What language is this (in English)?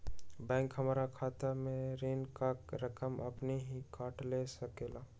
Magahi